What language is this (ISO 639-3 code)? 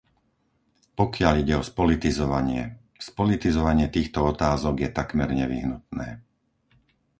slk